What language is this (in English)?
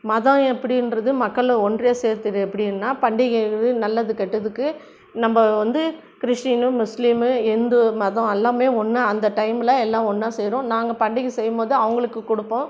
Tamil